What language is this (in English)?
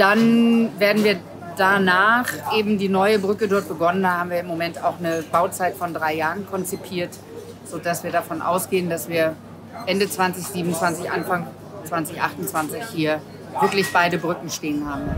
German